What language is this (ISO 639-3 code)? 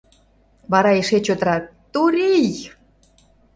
chm